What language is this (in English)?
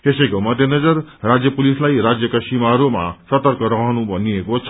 Nepali